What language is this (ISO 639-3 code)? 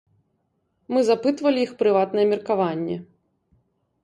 bel